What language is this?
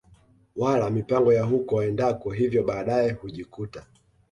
Swahili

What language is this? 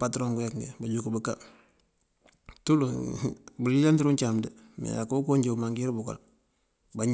Mandjak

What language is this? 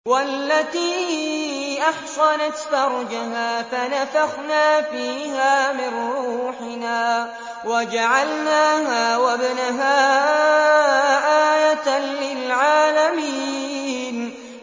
Arabic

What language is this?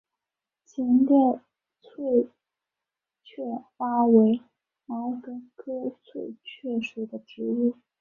Chinese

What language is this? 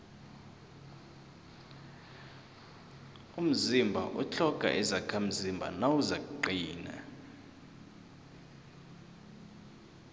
South Ndebele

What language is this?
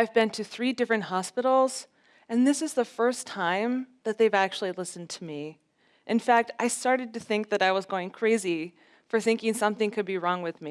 English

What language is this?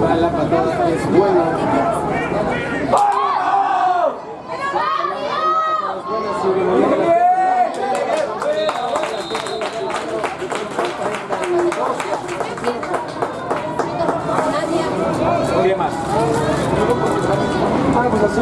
Spanish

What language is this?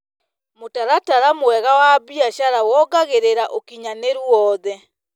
Kikuyu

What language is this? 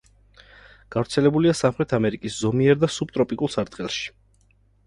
Georgian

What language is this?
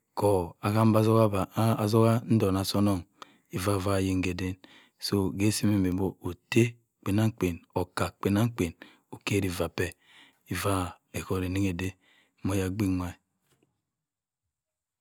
Cross River Mbembe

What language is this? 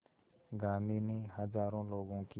Hindi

